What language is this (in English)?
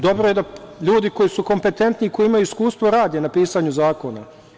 Serbian